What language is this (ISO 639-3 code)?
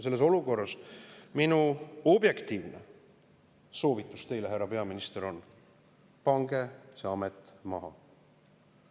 est